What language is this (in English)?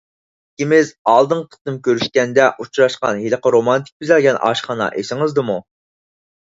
Uyghur